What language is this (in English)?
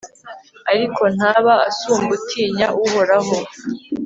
Kinyarwanda